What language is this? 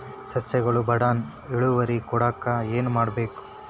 Kannada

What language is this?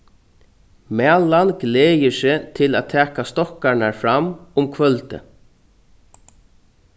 Faroese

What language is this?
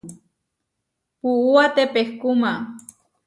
Huarijio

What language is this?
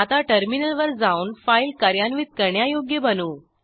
Marathi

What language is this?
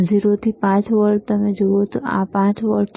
Gujarati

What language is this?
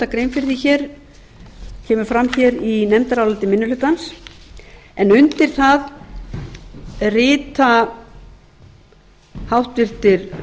Icelandic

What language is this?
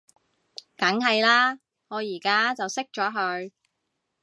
Cantonese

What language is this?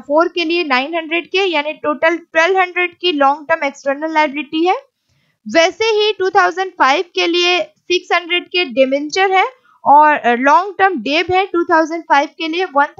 Hindi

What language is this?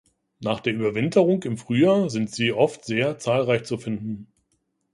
German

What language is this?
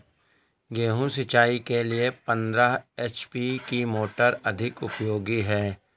Hindi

